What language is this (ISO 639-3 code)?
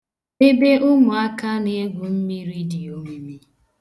ibo